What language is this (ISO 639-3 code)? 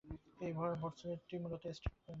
ben